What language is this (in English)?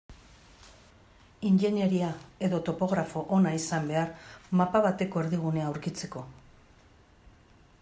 Basque